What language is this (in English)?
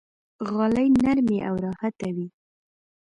Pashto